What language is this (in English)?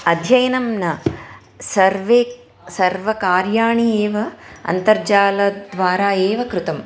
Sanskrit